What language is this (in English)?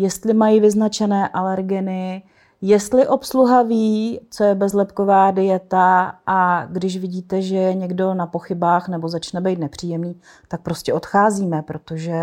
Czech